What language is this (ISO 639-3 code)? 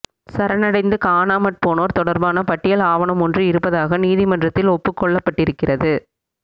tam